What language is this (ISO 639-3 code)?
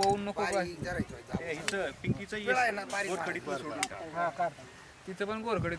ron